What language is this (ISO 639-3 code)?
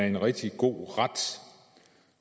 dan